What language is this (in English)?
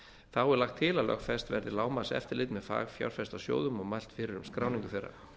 Icelandic